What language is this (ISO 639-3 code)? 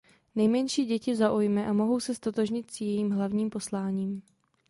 ces